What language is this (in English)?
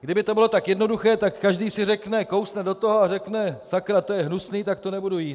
Czech